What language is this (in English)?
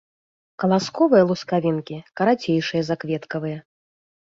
Belarusian